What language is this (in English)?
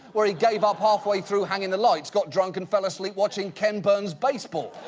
English